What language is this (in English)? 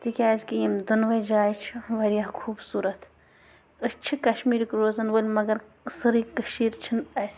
Kashmiri